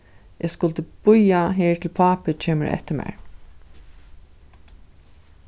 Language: Faroese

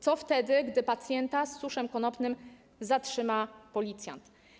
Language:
Polish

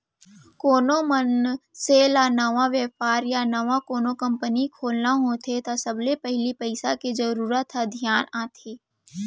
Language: Chhattisgarhi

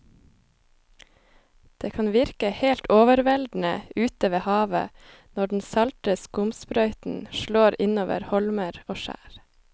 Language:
Norwegian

